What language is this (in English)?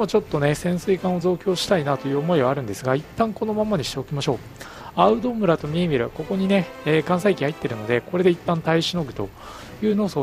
Japanese